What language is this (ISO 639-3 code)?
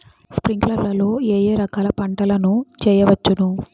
tel